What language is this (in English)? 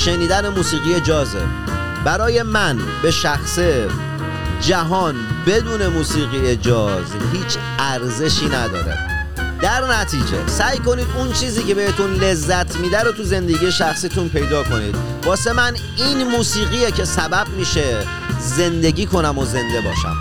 Persian